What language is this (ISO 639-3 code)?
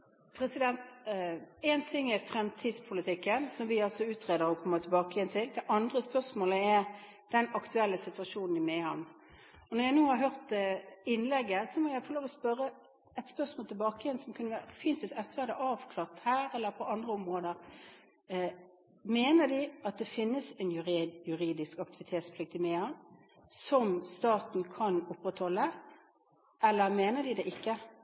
nor